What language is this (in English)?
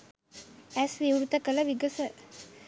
Sinhala